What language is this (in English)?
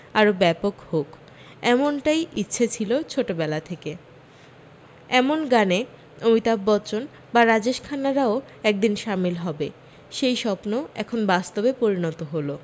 Bangla